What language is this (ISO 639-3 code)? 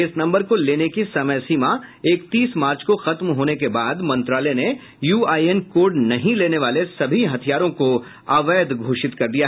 hin